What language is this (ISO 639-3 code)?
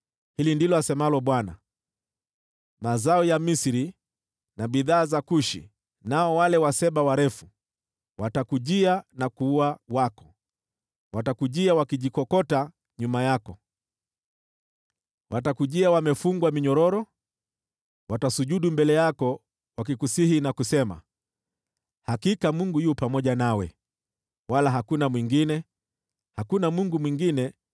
swa